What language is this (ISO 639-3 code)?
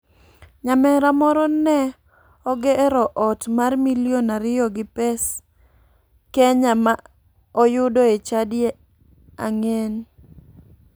luo